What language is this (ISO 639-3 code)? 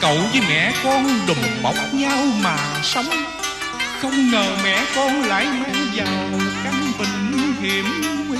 vie